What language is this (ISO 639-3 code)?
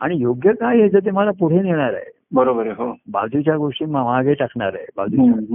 mar